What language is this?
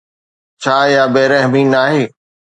Sindhi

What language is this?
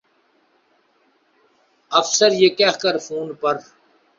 Urdu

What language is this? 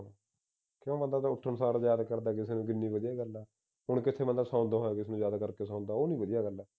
Punjabi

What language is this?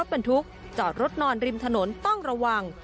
Thai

